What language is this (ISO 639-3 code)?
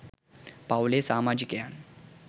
sin